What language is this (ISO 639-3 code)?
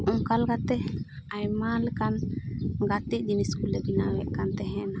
sat